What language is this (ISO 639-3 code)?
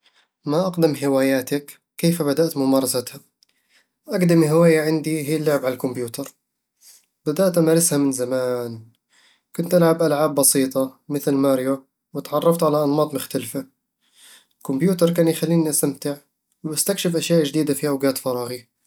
avl